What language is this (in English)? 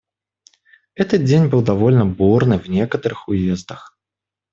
Russian